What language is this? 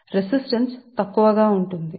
Telugu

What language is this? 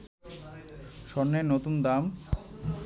Bangla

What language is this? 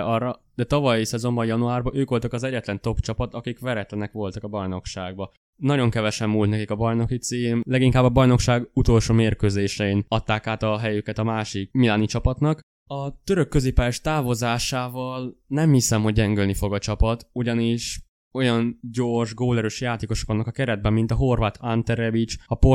Hungarian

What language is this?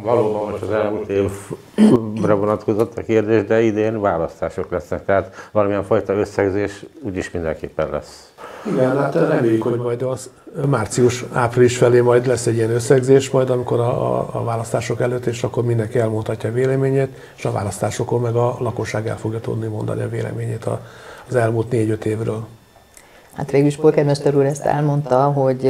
Hungarian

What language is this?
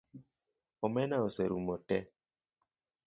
Luo (Kenya and Tanzania)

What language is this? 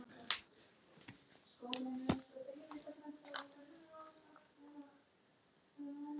Icelandic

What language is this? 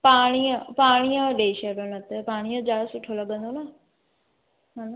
Sindhi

